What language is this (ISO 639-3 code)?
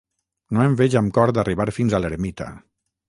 cat